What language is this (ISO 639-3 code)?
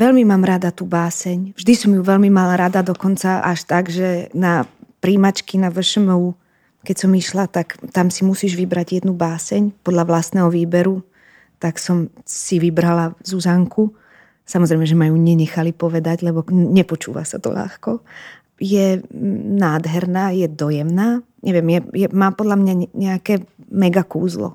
slk